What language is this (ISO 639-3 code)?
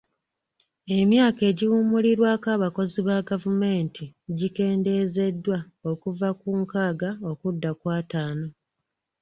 lug